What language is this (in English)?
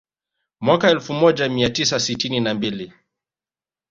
Swahili